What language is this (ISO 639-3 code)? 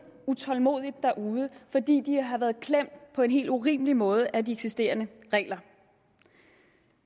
dan